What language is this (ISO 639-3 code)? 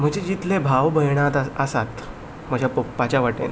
kok